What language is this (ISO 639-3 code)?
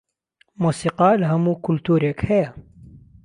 ckb